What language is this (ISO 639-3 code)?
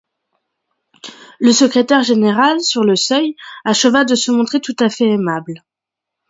fra